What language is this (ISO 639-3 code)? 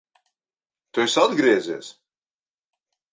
lav